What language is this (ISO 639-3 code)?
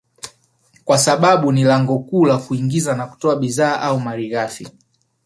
swa